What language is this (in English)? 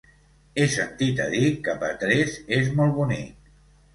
Catalan